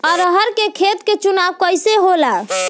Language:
Bhojpuri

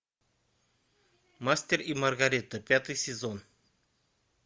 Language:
Russian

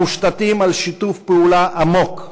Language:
Hebrew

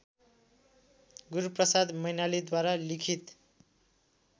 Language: Nepali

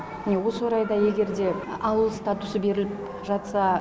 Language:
Kazakh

